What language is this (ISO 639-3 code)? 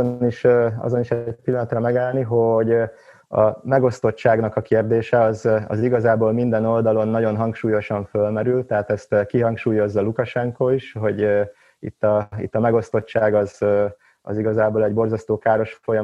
hun